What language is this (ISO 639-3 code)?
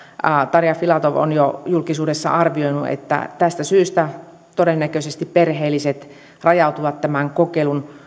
fin